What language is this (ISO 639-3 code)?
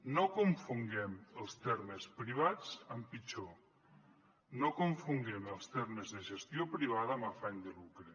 cat